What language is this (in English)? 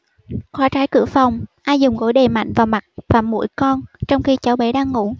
Vietnamese